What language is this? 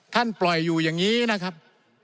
Thai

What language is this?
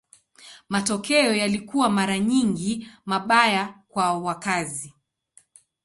Swahili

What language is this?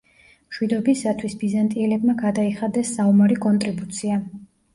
Georgian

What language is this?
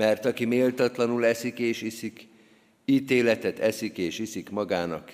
Hungarian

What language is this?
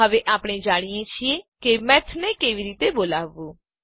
Gujarati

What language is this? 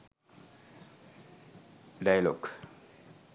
Sinhala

